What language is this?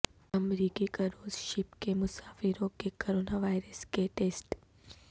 Urdu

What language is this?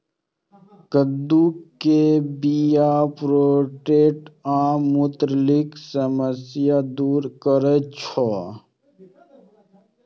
Maithili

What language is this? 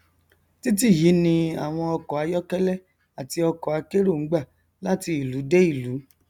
Yoruba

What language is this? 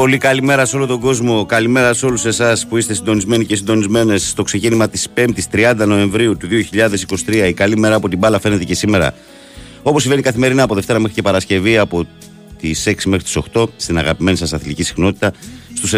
Greek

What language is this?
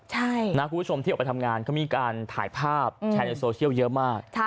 Thai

